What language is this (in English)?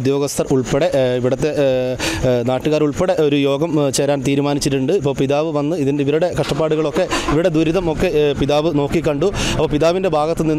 Malayalam